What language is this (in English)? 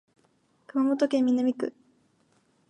Japanese